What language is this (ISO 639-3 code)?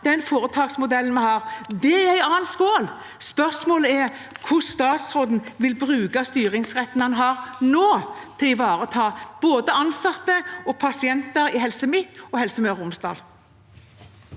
nor